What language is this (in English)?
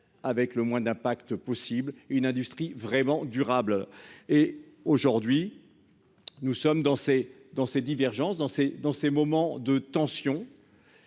French